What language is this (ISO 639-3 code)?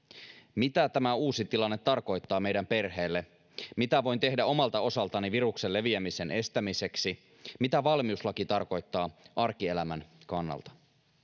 fin